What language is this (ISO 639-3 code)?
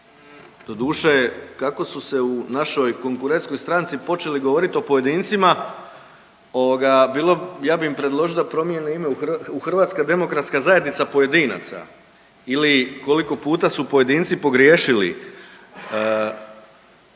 hrv